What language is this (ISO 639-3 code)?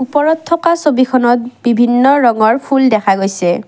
asm